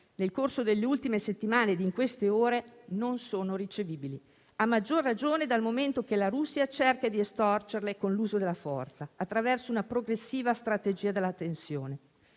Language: Italian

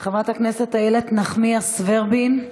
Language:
Hebrew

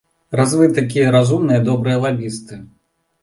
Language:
Belarusian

